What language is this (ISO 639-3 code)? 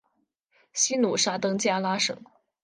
zho